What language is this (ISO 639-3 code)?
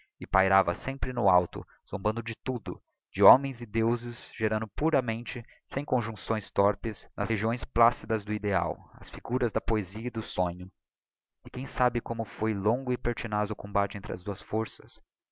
por